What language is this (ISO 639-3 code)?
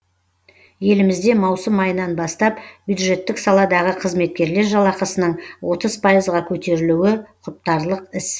kaz